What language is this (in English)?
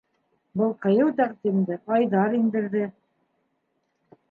Bashkir